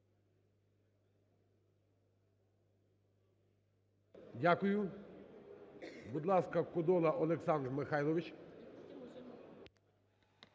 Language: Ukrainian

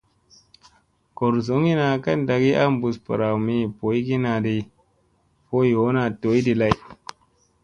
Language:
Musey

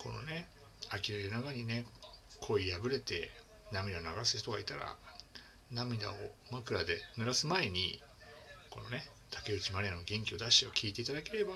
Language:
Japanese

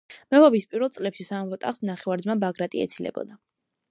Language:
Georgian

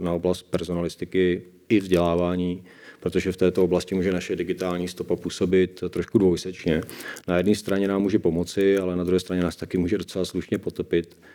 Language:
Czech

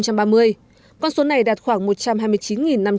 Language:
Vietnamese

